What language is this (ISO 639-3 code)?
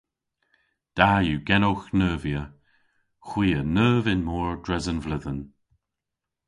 cor